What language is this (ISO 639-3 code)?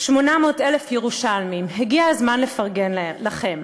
heb